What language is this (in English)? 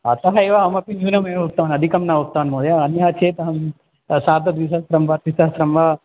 Sanskrit